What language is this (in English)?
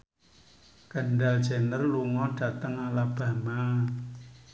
Javanese